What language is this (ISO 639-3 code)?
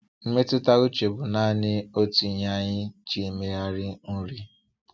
ibo